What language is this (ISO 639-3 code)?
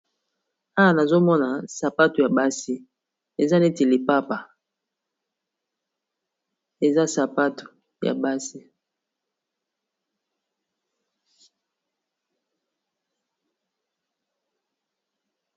lin